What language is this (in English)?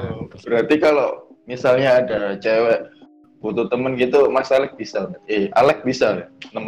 Indonesian